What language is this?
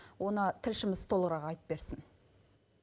Kazakh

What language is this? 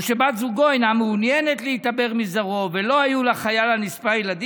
Hebrew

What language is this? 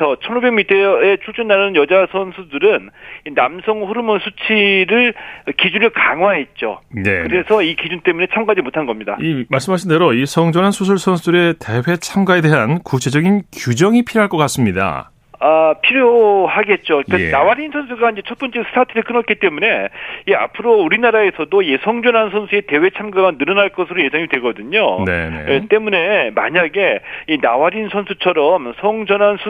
Korean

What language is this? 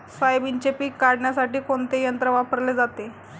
Marathi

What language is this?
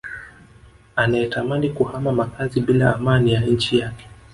Swahili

